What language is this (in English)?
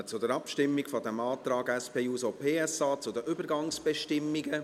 Swiss German